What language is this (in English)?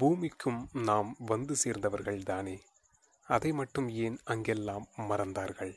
Tamil